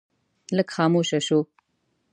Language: Pashto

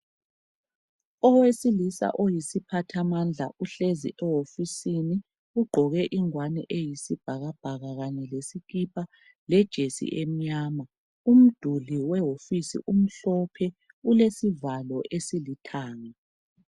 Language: North Ndebele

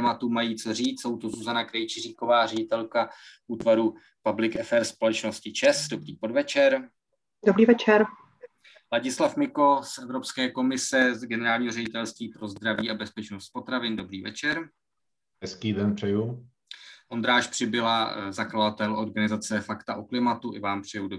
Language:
Czech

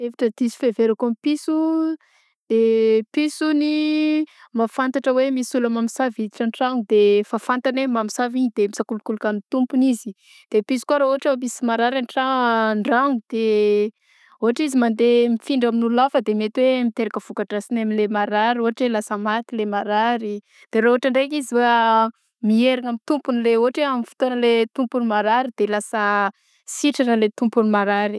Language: Southern Betsimisaraka Malagasy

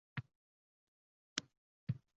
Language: Uzbek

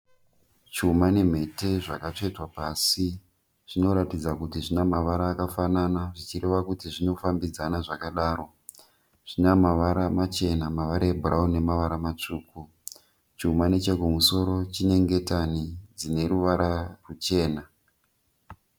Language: Shona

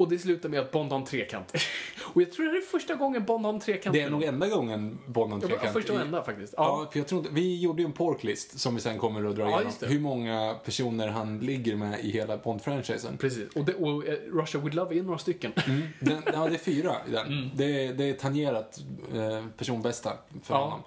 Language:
Swedish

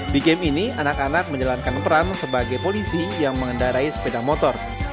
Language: Indonesian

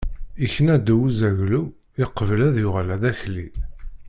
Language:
Kabyle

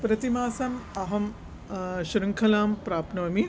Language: Sanskrit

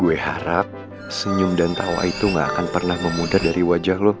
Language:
Indonesian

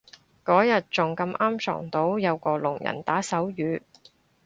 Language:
Cantonese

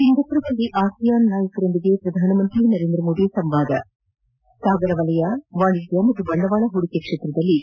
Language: Kannada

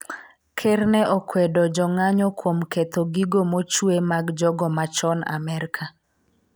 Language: Luo (Kenya and Tanzania)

